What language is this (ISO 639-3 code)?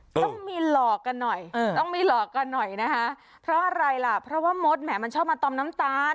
tha